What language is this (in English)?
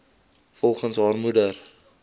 Afrikaans